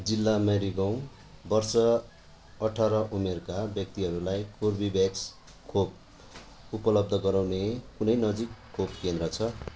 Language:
Nepali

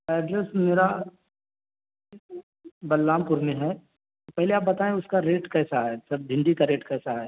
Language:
Urdu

